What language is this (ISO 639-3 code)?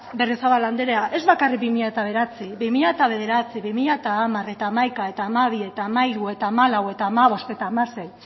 eus